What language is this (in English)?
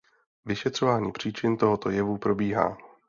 Czech